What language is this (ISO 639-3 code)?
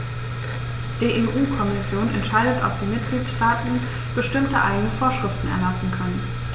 deu